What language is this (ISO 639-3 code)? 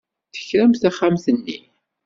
kab